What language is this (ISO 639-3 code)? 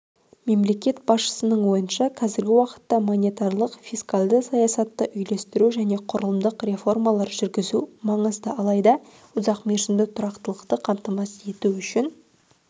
kaz